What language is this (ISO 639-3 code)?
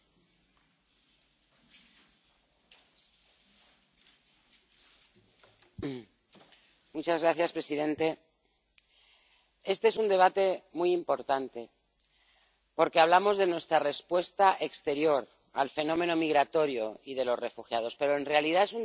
spa